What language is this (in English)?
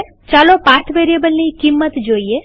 Gujarati